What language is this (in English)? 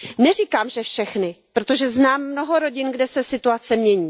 Czech